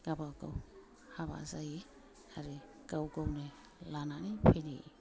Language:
Bodo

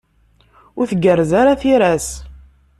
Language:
Kabyle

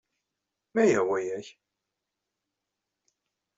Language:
Kabyle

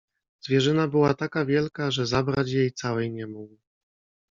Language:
Polish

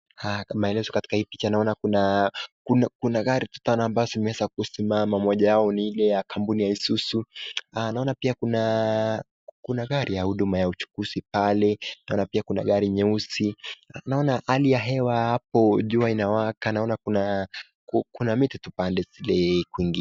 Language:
Swahili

